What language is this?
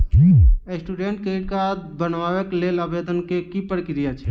Maithili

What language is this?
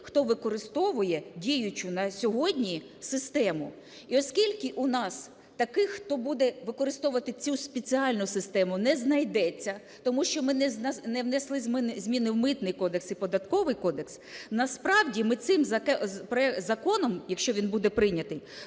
Ukrainian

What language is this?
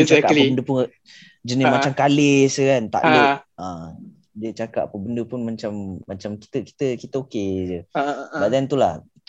Malay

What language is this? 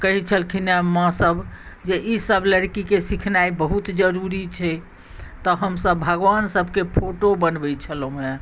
Maithili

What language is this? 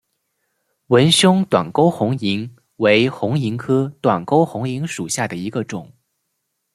Chinese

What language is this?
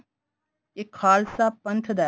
Punjabi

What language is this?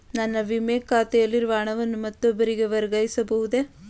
Kannada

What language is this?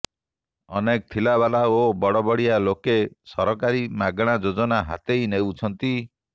Odia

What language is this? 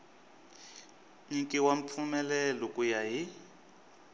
Tsonga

